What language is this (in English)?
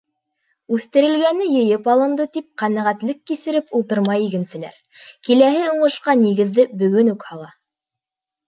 Bashkir